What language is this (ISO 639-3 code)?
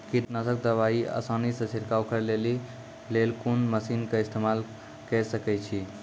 mai